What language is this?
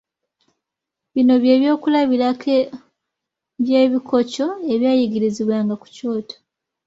Ganda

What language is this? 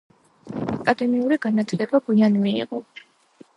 Georgian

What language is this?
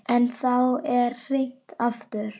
Icelandic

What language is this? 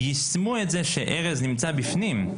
Hebrew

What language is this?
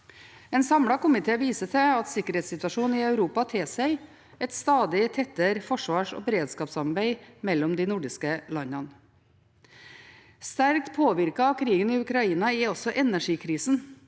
Norwegian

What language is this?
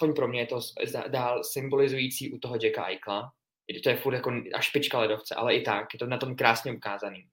Czech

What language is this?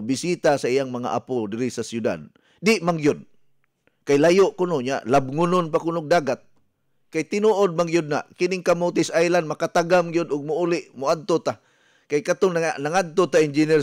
Filipino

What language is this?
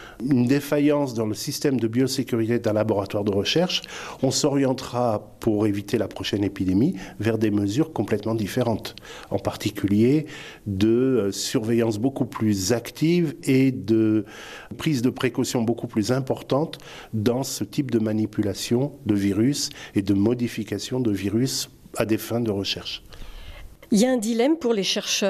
French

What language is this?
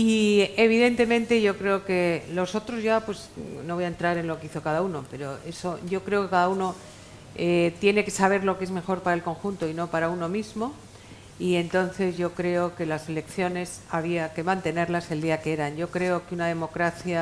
Spanish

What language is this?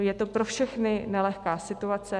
Czech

